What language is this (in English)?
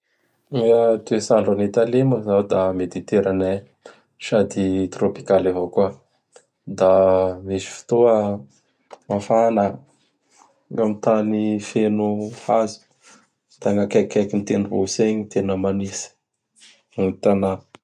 Bara Malagasy